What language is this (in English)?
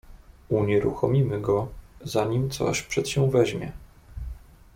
Polish